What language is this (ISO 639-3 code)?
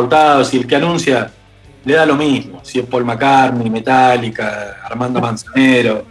spa